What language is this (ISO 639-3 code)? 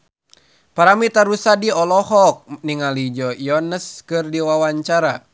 sun